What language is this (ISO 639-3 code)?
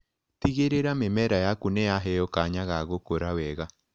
kik